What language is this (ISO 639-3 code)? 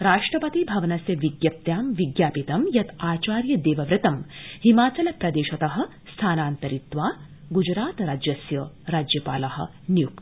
san